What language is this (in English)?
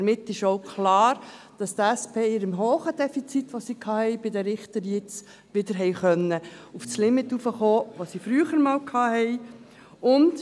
Swiss German